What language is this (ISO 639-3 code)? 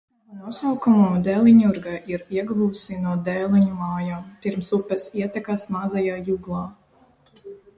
lav